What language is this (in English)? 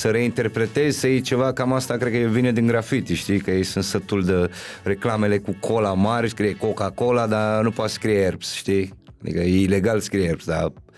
Romanian